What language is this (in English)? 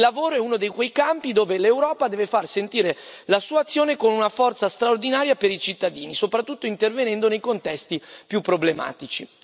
Italian